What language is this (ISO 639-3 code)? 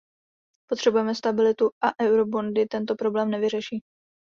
ces